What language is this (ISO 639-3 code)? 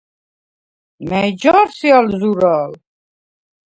sva